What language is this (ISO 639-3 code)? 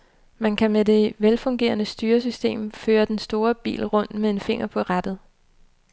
dan